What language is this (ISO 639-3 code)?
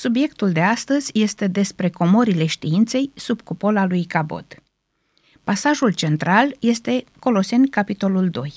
ron